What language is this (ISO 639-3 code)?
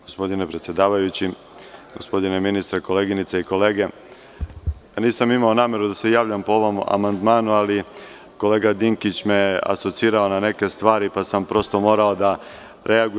srp